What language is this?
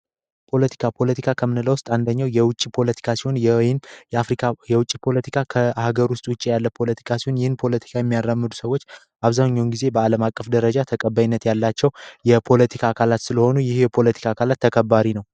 Amharic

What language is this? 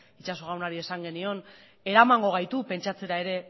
Basque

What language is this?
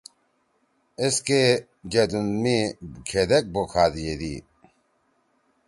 Torwali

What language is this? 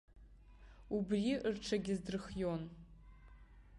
Abkhazian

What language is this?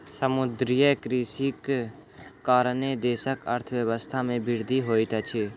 Maithili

